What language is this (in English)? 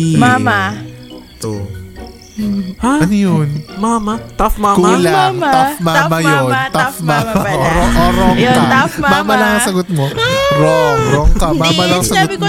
Filipino